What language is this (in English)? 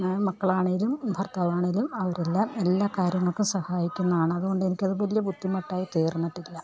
Malayalam